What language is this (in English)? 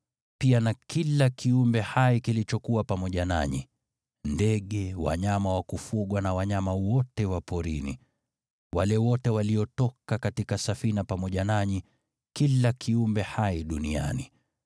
Swahili